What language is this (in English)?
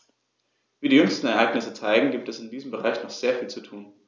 German